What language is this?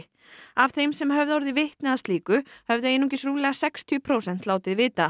Icelandic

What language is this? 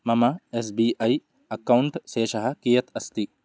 Sanskrit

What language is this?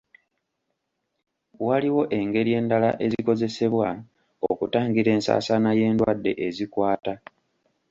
Ganda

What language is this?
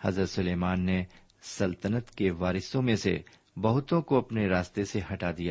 Urdu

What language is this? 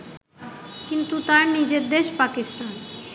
Bangla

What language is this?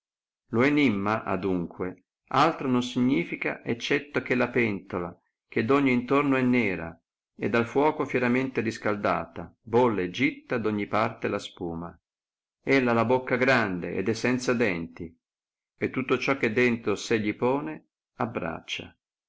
Italian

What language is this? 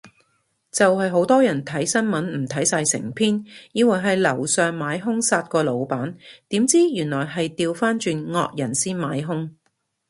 Cantonese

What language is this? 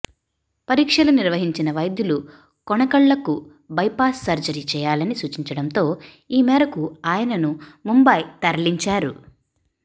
Telugu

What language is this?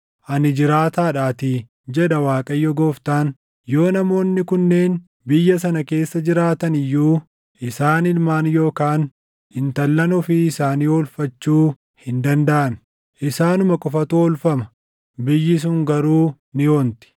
Oromo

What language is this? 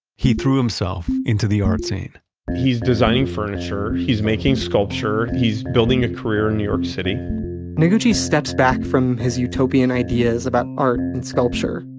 English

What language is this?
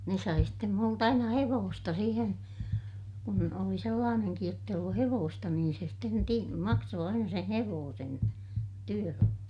Finnish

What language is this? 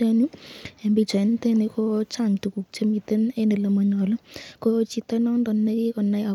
Kalenjin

